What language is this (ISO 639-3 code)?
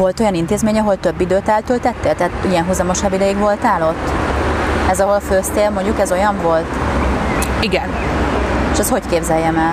hun